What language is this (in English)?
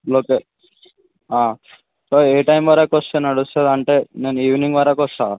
Telugu